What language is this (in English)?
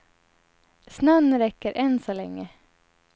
Swedish